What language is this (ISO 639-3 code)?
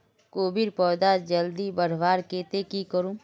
mag